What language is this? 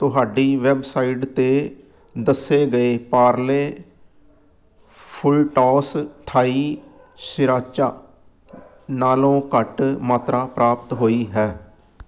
Punjabi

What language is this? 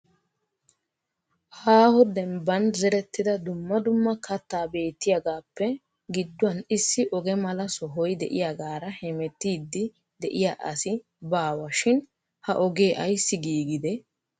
Wolaytta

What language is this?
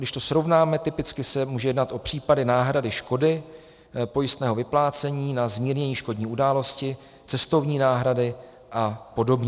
Czech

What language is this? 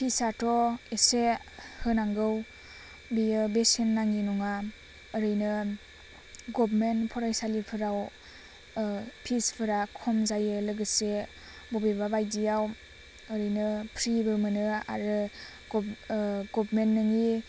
Bodo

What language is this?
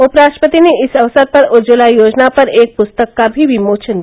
Hindi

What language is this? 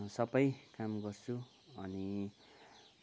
Nepali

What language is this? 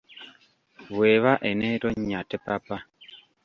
Ganda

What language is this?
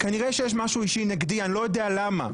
Hebrew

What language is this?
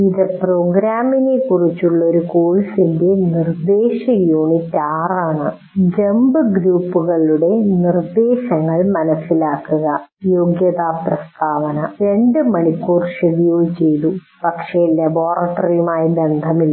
Malayalam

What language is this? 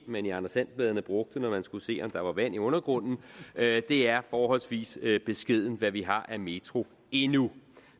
Danish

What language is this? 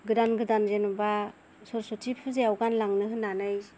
Bodo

